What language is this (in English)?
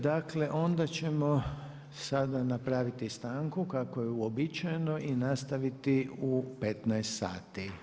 Croatian